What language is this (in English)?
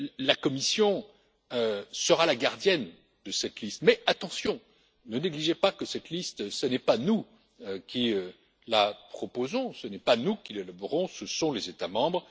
French